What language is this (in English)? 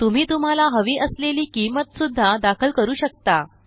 Marathi